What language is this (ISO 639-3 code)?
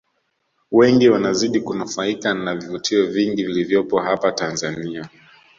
swa